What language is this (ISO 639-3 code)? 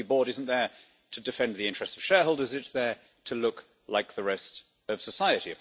eng